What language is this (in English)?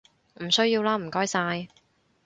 Cantonese